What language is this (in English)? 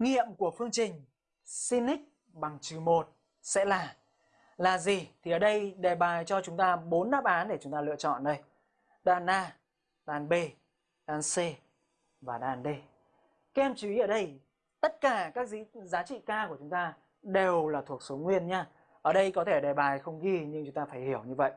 Vietnamese